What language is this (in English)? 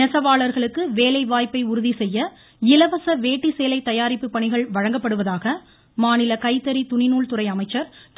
Tamil